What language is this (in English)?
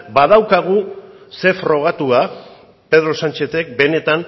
Basque